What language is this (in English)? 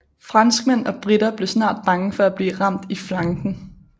Danish